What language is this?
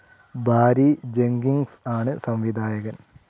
Malayalam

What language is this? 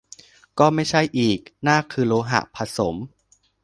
Thai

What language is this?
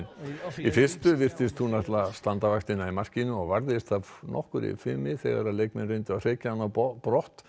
Icelandic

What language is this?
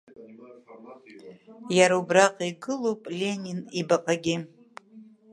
Abkhazian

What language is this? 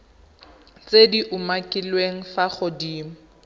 Tswana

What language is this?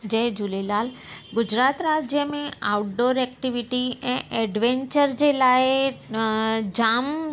Sindhi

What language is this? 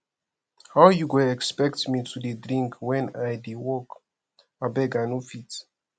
Nigerian Pidgin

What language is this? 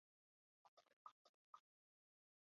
Uzbek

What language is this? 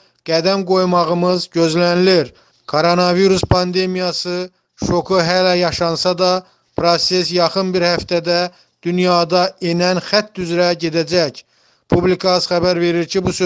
Turkish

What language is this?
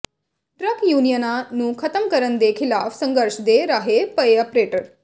Punjabi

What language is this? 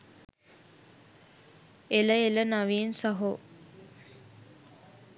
Sinhala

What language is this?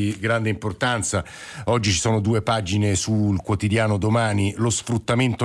Italian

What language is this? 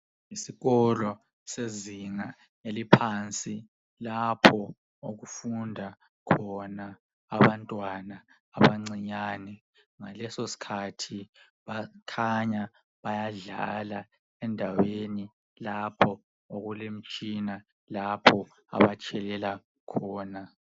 North Ndebele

